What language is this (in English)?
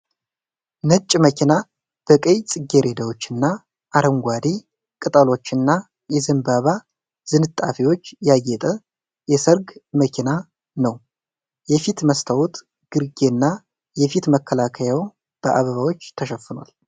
Amharic